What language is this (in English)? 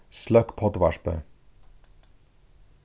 Faroese